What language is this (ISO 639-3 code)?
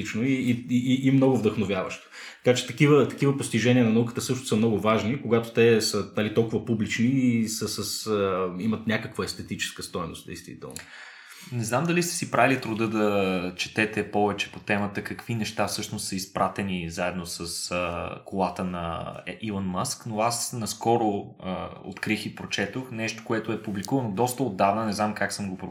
bul